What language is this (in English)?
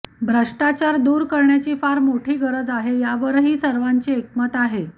Marathi